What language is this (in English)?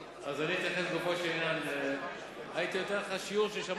Hebrew